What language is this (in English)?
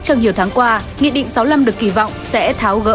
Vietnamese